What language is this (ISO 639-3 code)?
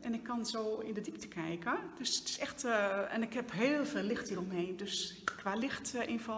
nld